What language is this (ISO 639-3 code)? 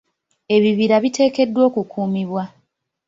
lug